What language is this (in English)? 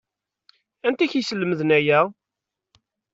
Kabyle